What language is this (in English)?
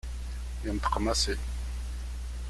Kabyle